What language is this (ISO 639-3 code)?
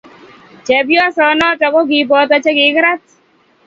kln